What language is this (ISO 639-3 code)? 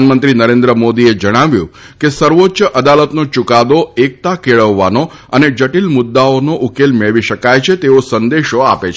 guj